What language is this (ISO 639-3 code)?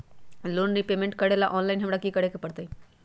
mag